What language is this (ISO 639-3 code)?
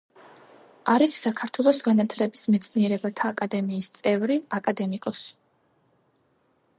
kat